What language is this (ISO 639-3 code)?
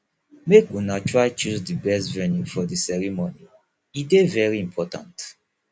pcm